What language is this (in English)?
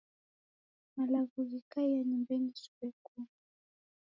Taita